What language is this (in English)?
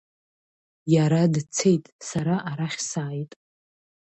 Abkhazian